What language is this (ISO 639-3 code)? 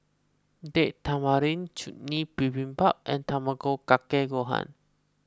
eng